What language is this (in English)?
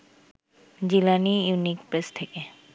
Bangla